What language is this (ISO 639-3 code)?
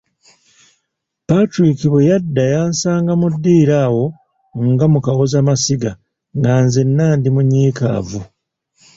lug